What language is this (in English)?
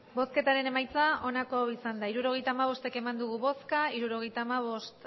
Basque